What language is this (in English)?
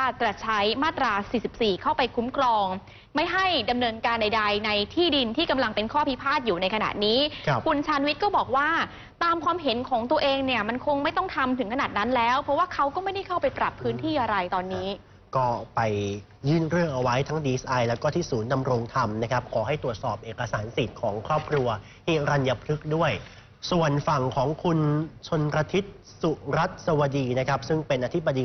Thai